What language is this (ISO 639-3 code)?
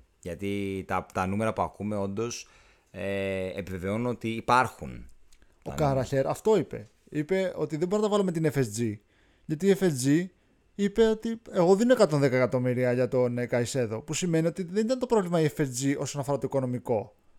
ell